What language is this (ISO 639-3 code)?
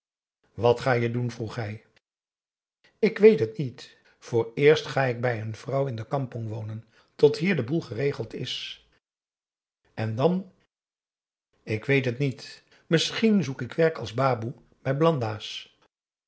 nld